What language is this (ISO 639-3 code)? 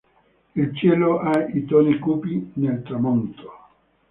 ita